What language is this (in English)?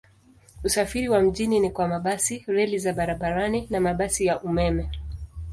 Swahili